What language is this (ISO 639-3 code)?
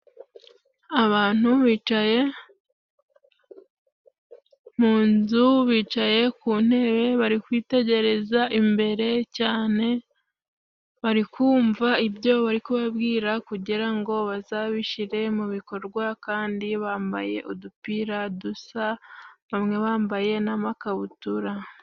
kin